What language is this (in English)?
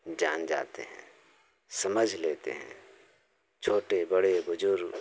Hindi